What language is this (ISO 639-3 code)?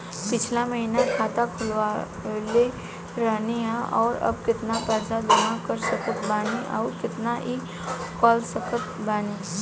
bho